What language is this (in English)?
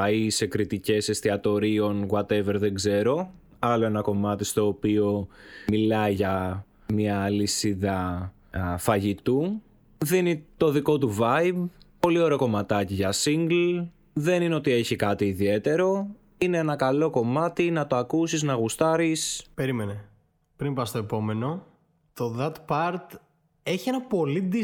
Greek